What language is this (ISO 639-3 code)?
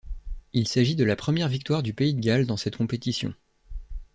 fra